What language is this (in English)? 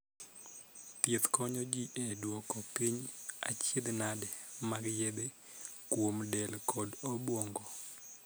Luo (Kenya and Tanzania)